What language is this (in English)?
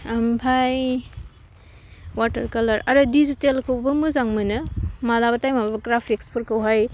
Bodo